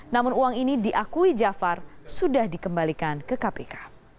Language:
Indonesian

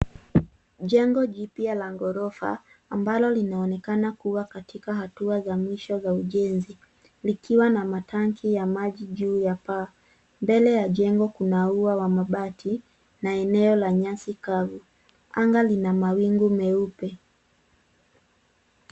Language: Swahili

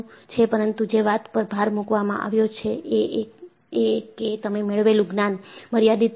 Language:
Gujarati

